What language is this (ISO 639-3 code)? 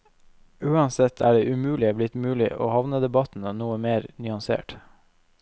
nor